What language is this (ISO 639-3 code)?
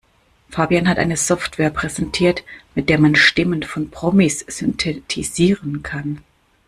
deu